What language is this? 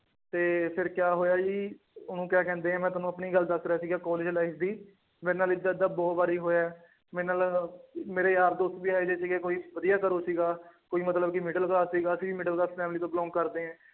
Punjabi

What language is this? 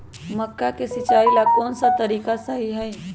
Magahi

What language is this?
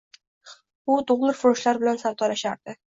Uzbek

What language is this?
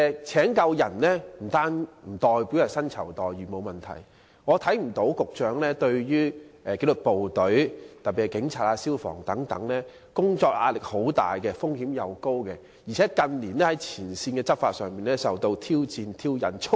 Cantonese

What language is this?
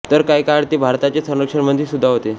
Marathi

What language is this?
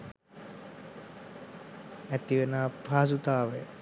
Sinhala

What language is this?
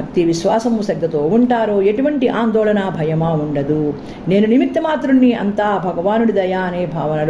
Telugu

